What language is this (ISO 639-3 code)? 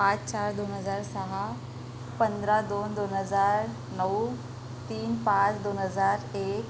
mar